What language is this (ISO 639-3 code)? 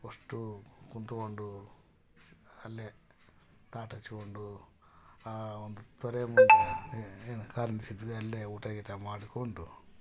kan